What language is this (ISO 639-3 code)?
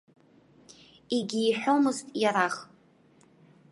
abk